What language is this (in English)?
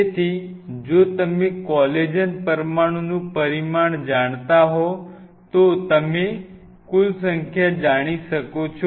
Gujarati